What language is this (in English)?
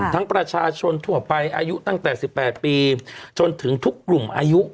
Thai